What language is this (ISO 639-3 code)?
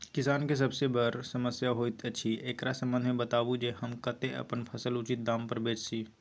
mai